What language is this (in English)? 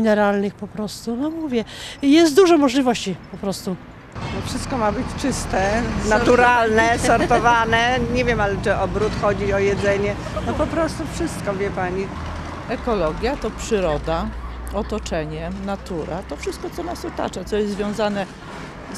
Polish